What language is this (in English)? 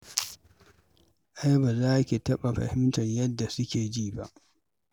Hausa